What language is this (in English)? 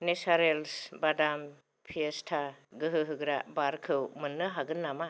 Bodo